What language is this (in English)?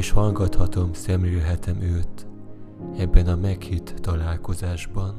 Hungarian